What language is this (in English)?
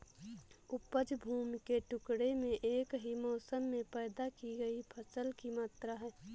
Hindi